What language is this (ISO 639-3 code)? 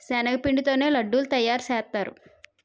tel